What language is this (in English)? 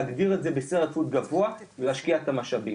Hebrew